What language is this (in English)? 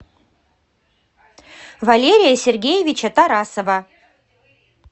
Russian